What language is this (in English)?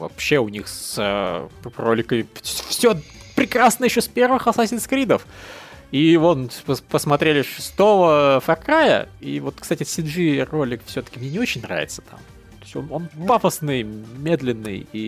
Russian